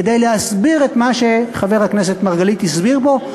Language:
Hebrew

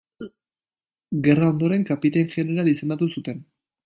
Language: Basque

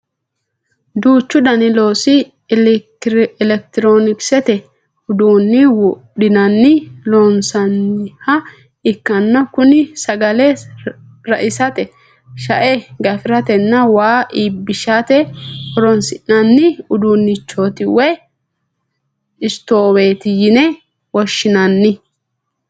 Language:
Sidamo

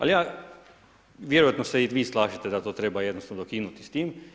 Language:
Croatian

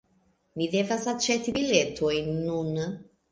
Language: Esperanto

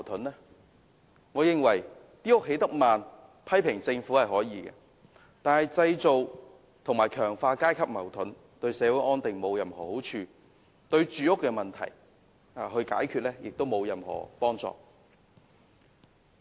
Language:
Cantonese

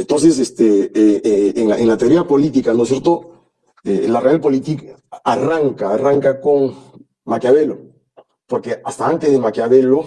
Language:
Spanish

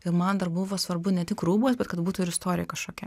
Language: Lithuanian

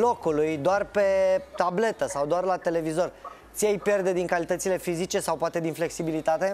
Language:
Romanian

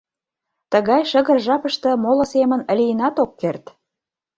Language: Mari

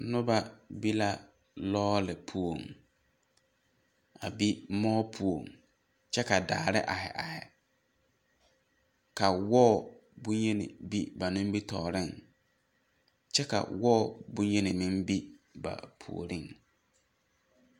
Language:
Southern Dagaare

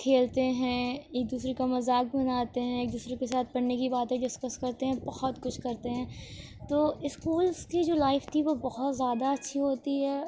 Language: Urdu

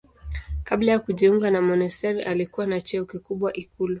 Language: Swahili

